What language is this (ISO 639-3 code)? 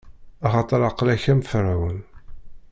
kab